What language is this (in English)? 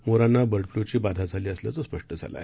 Marathi